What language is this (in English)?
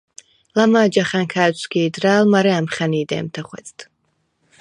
Svan